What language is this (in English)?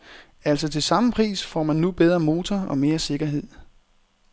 Danish